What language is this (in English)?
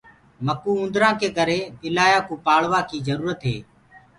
Gurgula